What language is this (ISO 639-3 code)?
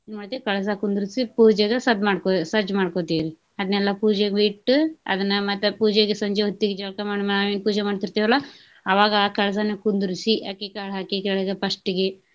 kan